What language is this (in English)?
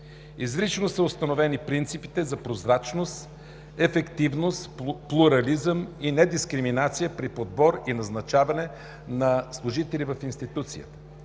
Bulgarian